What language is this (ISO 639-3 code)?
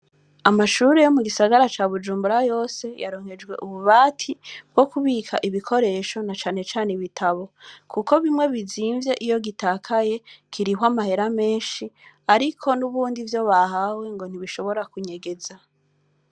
run